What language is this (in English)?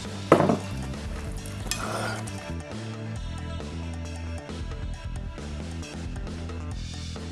Japanese